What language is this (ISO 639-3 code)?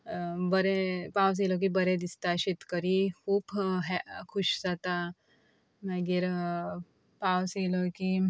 kok